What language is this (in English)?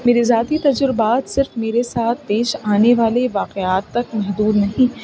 Urdu